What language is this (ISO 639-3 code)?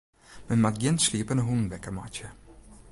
fry